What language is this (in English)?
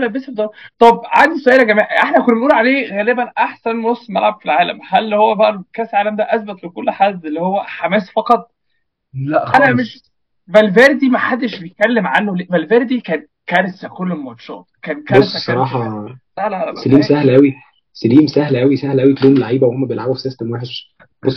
Arabic